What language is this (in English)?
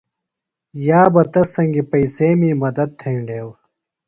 Phalura